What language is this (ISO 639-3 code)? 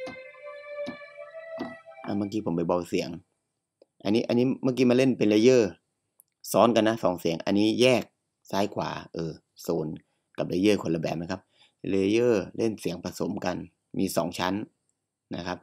tha